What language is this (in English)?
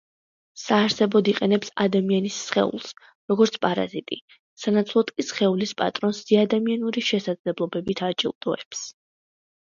Georgian